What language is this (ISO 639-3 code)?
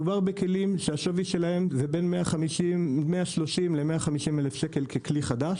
heb